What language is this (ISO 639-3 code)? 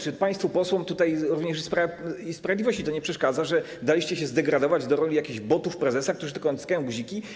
pol